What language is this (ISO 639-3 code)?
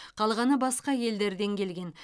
kaz